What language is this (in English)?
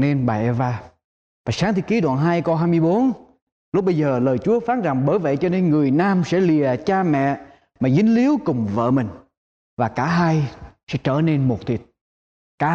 Vietnamese